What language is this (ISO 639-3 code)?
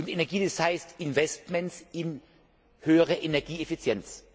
deu